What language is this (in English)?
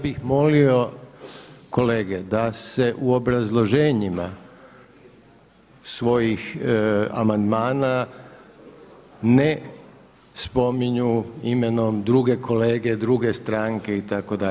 Croatian